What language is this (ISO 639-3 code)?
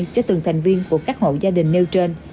vie